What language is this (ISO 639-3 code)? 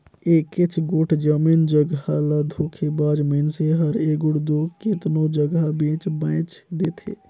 hne